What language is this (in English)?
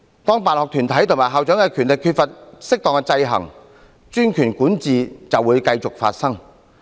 Cantonese